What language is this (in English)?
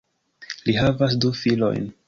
Esperanto